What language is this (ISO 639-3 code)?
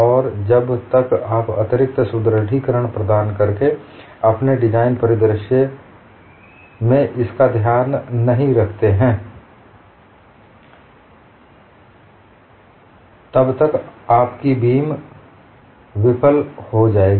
hin